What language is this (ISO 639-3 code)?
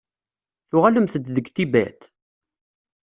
kab